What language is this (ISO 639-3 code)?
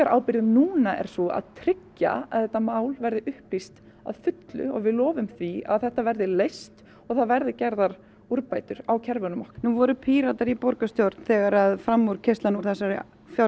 isl